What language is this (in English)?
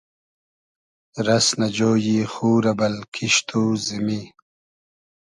Hazaragi